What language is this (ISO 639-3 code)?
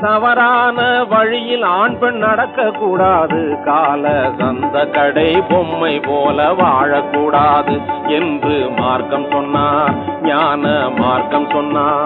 tam